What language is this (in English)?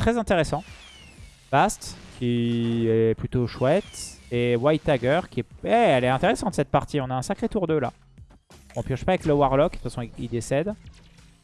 French